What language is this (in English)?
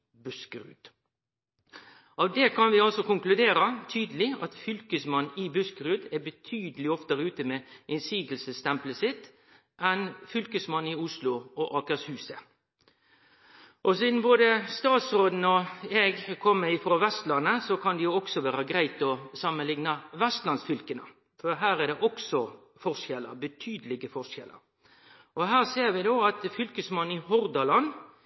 Norwegian Nynorsk